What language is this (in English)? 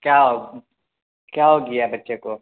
Urdu